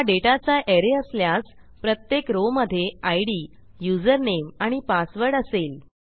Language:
Marathi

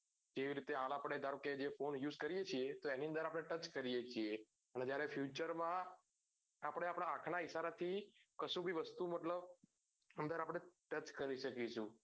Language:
Gujarati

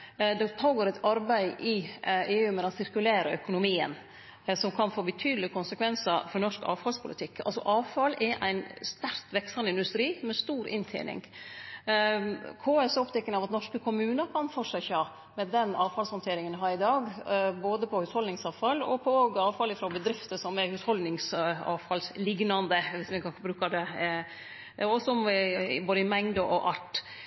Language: Norwegian Nynorsk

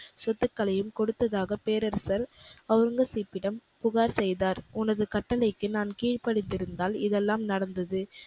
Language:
Tamil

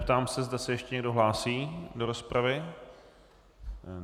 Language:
Czech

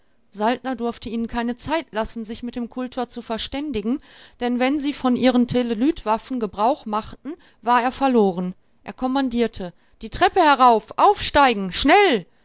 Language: German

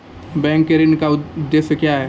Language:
Maithili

